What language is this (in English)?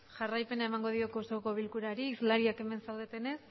Basque